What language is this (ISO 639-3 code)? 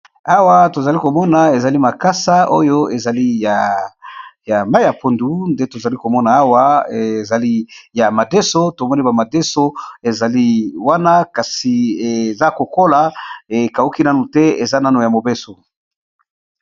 lin